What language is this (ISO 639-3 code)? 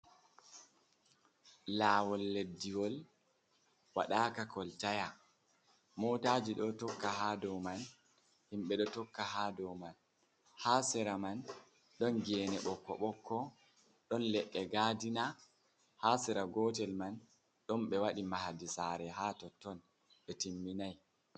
ful